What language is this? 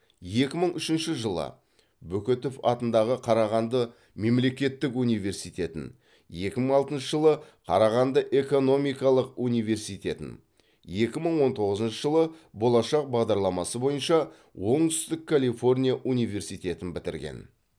Kazakh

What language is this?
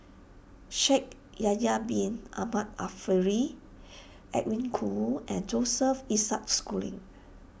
English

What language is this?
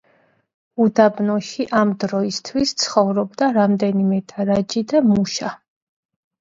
Georgian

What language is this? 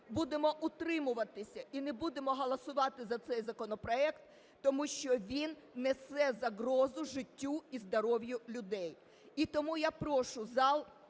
Ukrainian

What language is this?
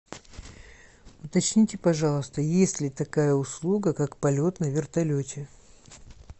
Russian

